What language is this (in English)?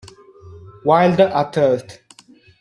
Italian